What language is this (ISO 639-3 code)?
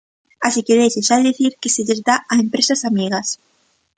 glg